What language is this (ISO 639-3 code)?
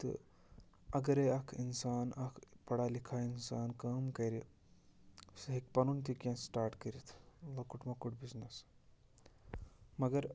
kas